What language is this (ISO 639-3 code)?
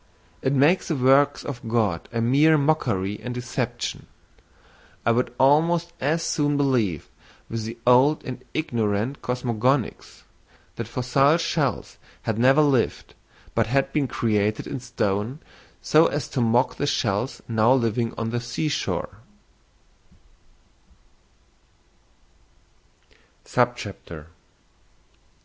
eng